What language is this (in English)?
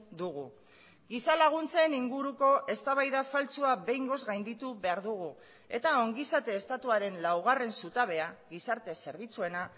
Basque